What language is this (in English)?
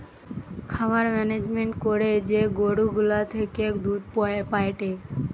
Bangla